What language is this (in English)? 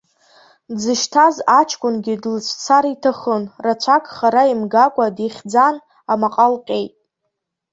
Abkhazian